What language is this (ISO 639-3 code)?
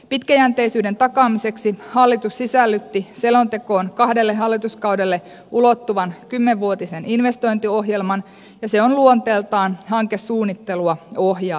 fin